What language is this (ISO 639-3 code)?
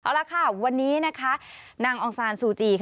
tha